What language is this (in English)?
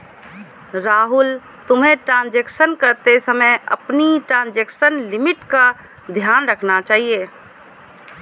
Hindi